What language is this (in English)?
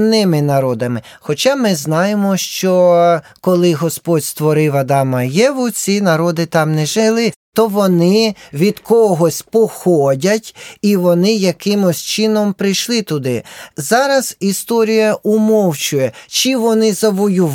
Ukrainian